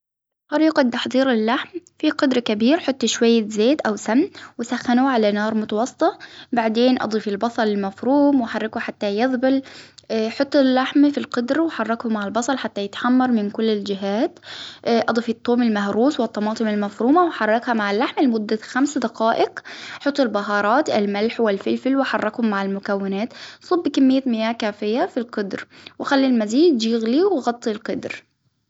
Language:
Hijazi Arabic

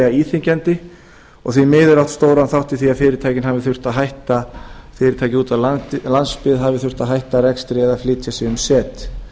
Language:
Icelandic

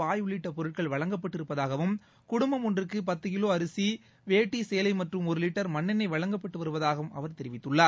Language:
Tamil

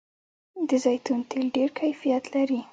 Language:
Pashto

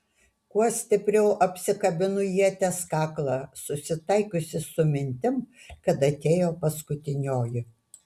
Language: Lithuanian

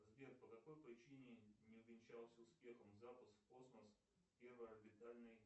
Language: Russian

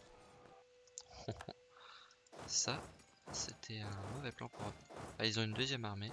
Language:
French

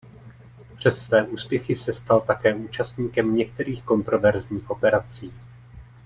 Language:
Czech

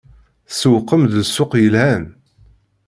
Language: Kabyle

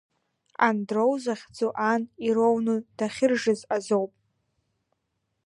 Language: Abkhazian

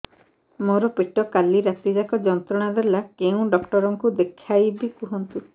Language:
Odia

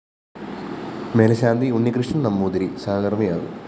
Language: Malayalam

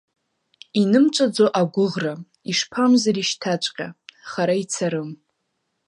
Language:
Abkhazian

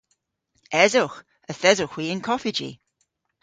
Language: Cornish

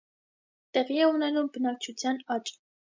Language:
Armenian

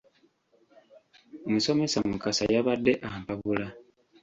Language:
Ganda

